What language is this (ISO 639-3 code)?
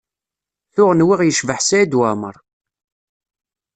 kab